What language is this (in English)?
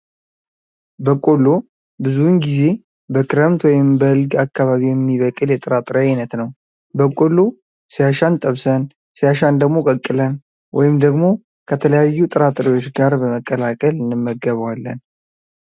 Amharic